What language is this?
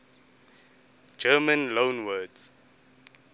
English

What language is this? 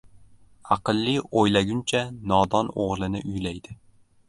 Uzbek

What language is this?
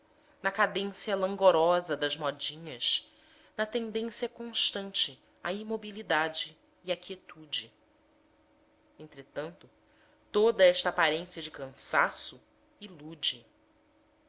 Portuguese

